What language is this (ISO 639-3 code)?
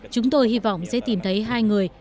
vie